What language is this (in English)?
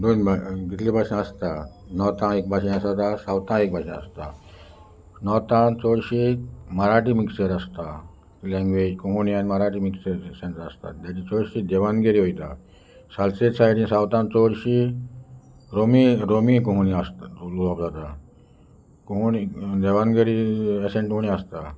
Konkani